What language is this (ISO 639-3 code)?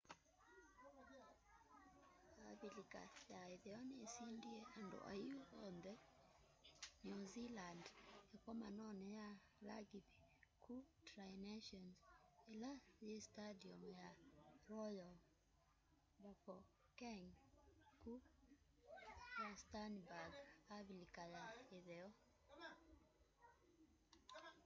kam